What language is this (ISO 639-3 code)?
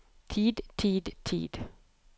nor